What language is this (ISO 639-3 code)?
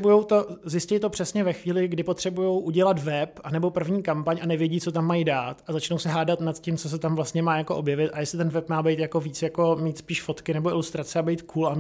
ces